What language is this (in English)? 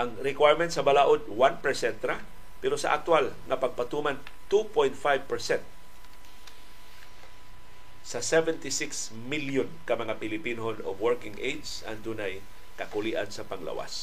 Filipino